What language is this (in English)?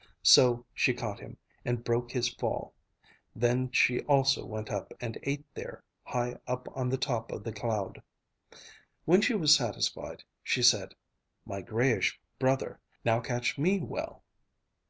English